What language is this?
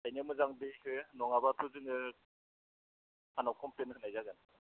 Bodo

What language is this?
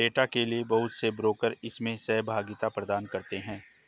Hindi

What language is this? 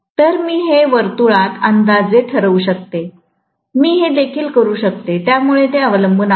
Marathi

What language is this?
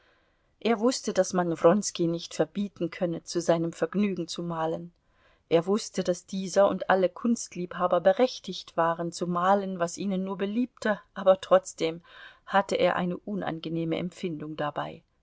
German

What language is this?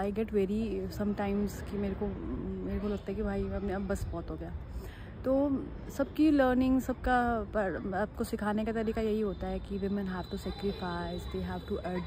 Hindi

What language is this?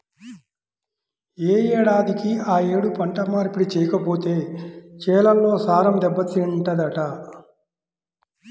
Telugu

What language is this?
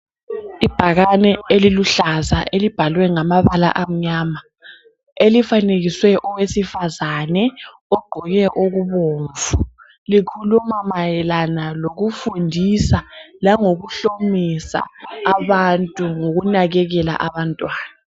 North Ndebele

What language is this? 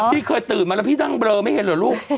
Thai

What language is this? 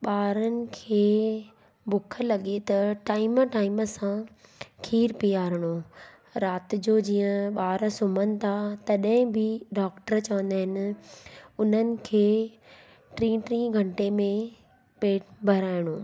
Sindhi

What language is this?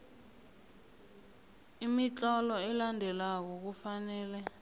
South Ndebele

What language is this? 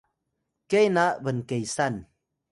Atayal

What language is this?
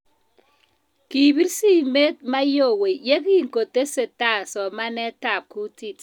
Kalenjin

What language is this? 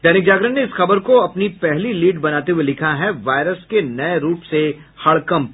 Hindi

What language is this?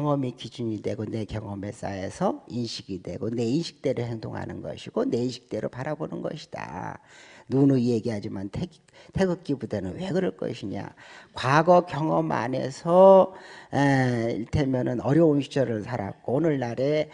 Korean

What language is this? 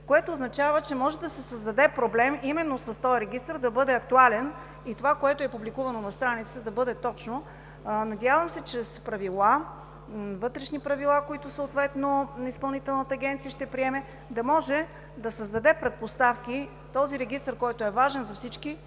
Bulgarian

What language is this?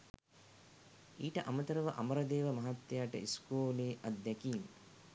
Sinhala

